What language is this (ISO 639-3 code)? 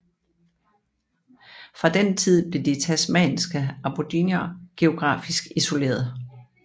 dan